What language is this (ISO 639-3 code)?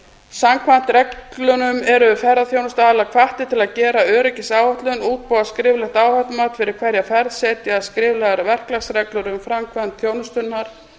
isl